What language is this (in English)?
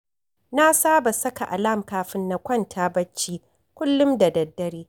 Hausa